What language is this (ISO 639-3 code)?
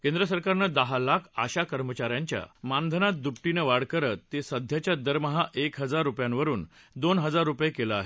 mar